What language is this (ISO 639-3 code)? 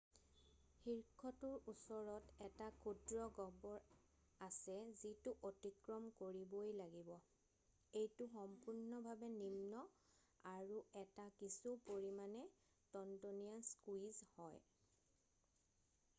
asm